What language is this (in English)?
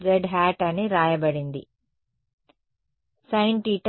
Telugu